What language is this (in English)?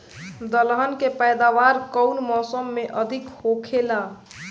Bhojpuri